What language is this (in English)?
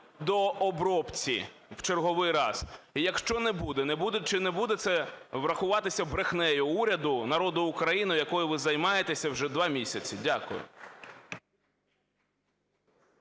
Ukrainian